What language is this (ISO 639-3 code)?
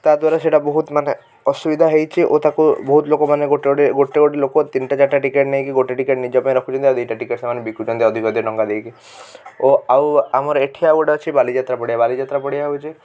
ori